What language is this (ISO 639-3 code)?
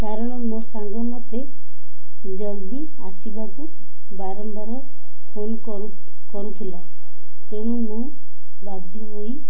ori